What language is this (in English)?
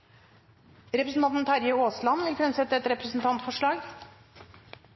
Norwegian Nynorsk